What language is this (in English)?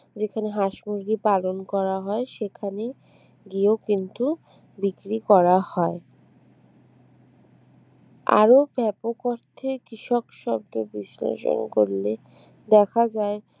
Bangla